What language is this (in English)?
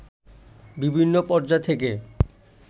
Bangla